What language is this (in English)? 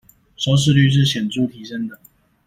Chinese